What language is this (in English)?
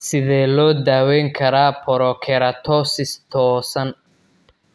Somali